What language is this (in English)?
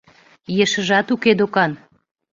Mari